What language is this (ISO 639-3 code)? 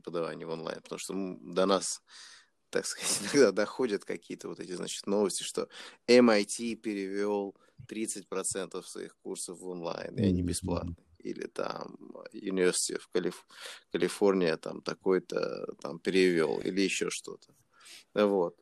rus